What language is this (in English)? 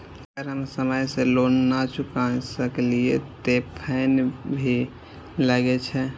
Maithili